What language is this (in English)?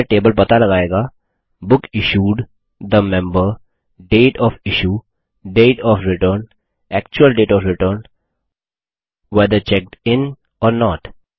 Hindi